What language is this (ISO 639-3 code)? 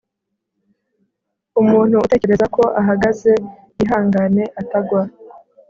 kin